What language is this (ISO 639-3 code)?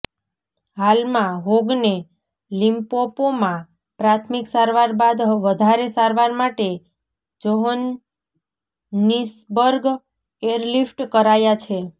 guj